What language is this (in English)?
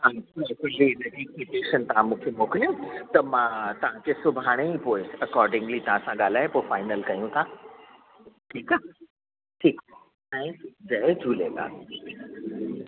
Sindhi